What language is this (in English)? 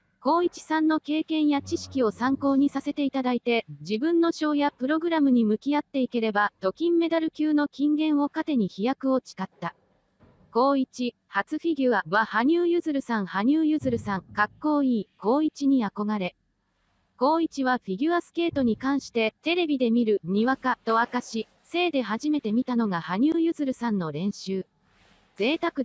Japanese